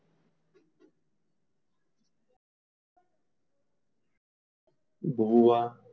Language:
Gujarati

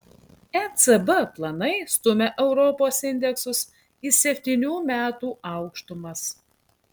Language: Lithuanian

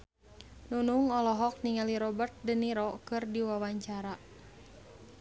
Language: Sundanese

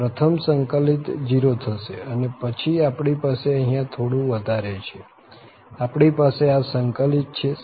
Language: Gujarati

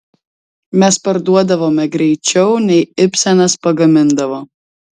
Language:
Lithuanian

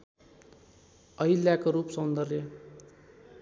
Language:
Nepali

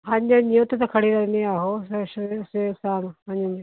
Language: Punjabi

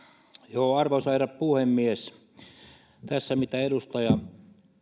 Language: Finnish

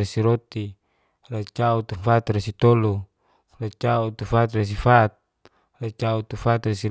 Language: Geser-Gorom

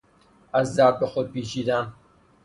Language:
Persian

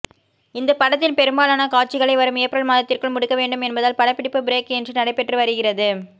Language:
Tamil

